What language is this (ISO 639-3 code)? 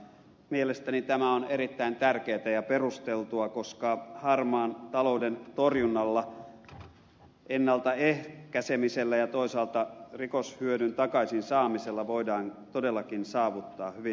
fin